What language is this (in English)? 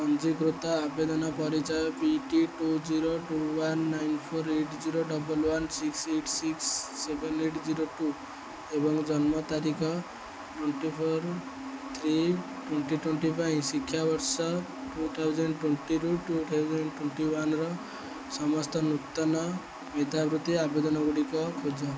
Odia